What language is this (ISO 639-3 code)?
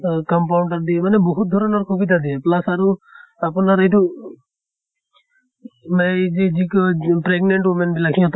asm